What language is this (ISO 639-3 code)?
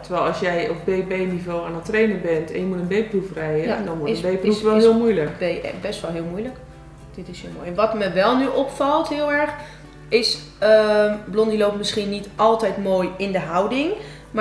nld